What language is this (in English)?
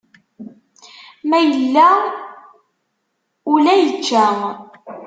Kabyle